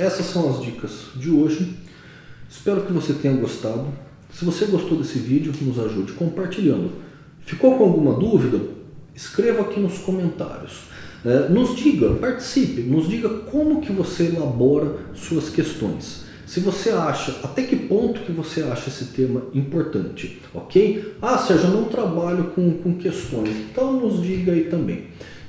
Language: Portuguese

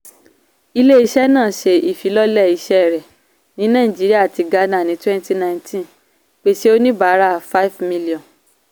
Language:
Yoruba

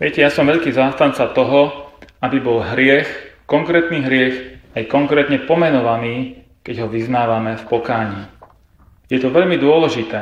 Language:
Slovak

